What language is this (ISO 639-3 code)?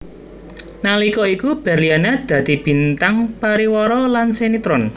jav